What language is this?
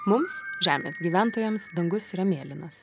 Lithuanian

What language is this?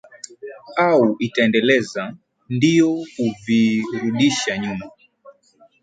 Swahili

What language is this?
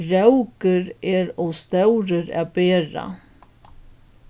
Faroese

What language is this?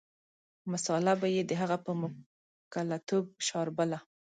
Pashto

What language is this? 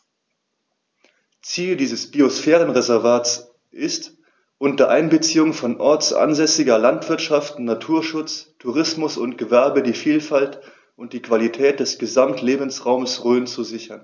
German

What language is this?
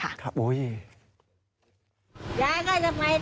Thai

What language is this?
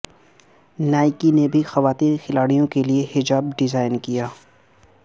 Urdu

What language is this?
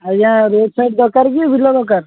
Odia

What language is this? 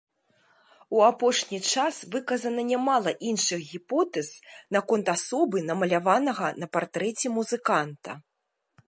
Belarusian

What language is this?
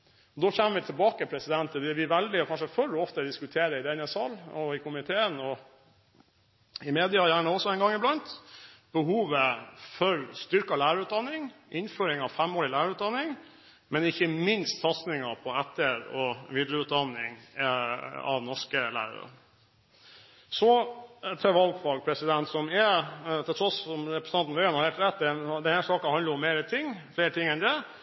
Norwegian Bokmål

